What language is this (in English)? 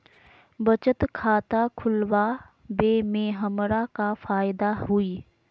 Magahi